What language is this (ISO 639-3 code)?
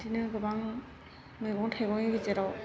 brx